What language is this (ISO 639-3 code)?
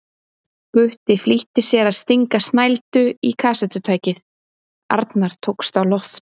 isl